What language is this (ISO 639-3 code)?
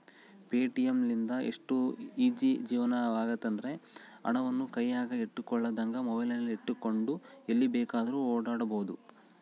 kan